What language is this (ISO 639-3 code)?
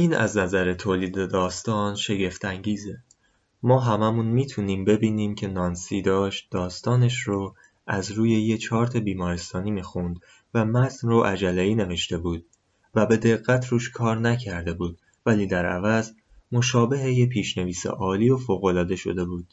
fas